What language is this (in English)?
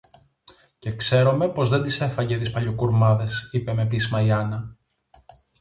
Greek